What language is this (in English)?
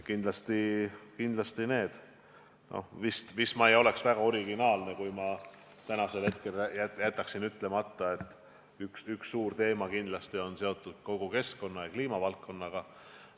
Estonian